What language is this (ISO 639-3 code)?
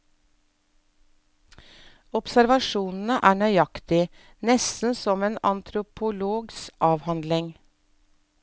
nor